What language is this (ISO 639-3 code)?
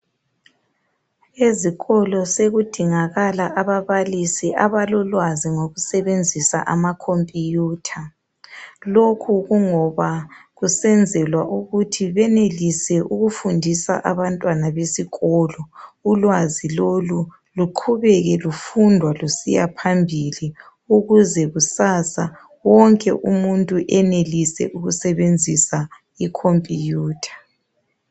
nde